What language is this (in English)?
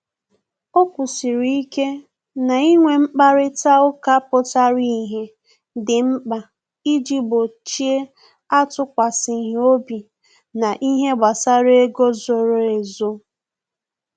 Igbo